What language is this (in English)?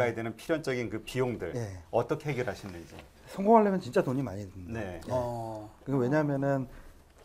Korean